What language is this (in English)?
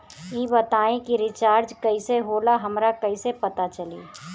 Bhojpuri